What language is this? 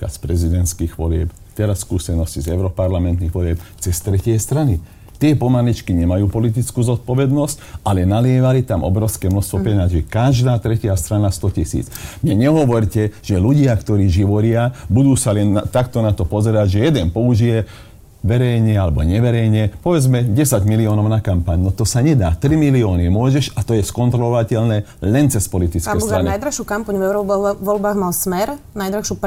Slovak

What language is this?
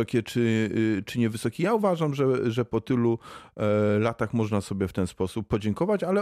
Polish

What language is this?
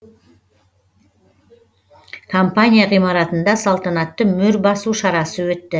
Kazakh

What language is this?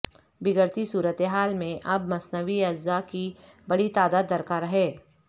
Urdu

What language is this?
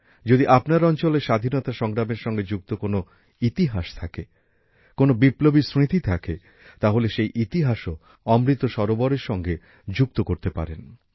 Bangla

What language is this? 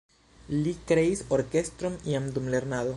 Esperanto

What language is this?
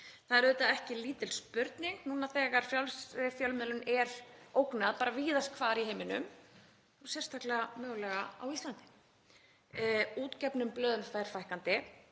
Icelandic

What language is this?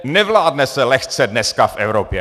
Czech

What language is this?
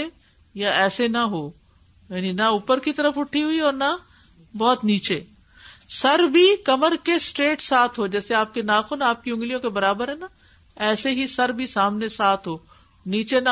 Urdu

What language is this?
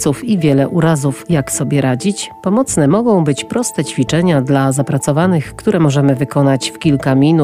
Polish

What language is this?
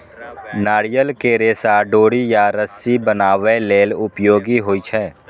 Maithili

